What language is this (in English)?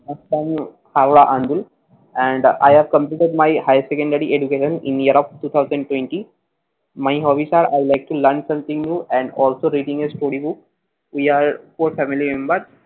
Bangla